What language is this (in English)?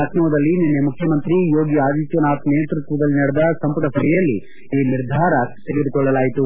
Kannada